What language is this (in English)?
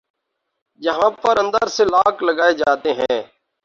Urdu